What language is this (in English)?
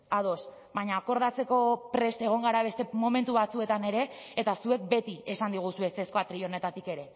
Basque